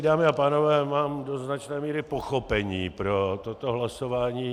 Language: Czech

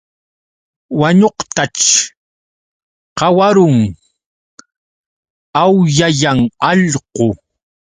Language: Yauyos Quechua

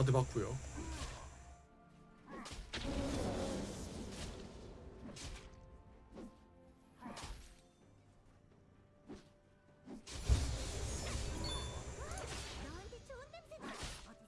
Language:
Korean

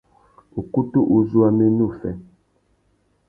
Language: Tuki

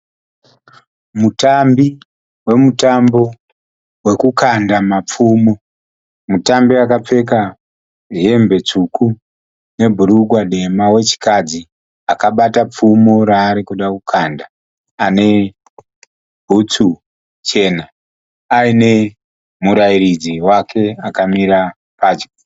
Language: Shona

